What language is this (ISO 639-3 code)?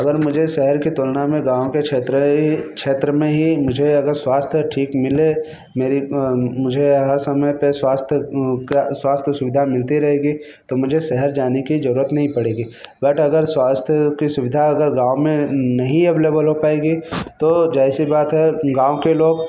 hin